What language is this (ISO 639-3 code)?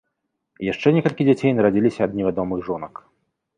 bel